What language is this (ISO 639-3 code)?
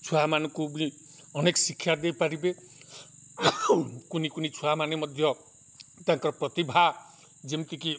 ori